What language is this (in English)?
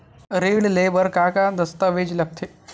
Chhattisgarhi